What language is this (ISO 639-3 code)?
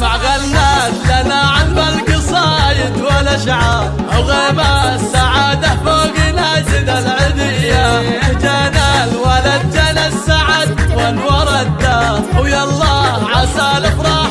ara